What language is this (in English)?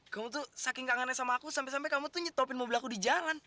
Indonesian